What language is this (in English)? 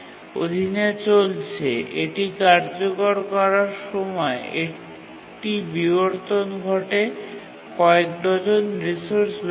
Bangla